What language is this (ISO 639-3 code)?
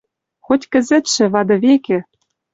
mrj